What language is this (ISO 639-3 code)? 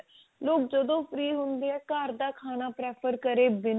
pan